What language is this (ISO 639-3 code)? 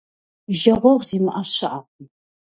kbd